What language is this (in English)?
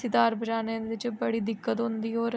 Dogri